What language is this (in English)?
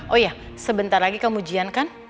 Indonesian